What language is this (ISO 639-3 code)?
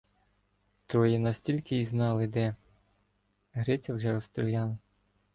ukr